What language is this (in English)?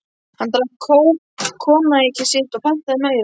Icelandic